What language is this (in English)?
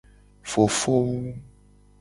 Gen